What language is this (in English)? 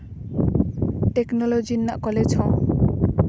Santali